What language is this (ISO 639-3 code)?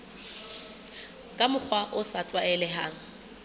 sot